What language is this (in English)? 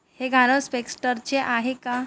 Marathi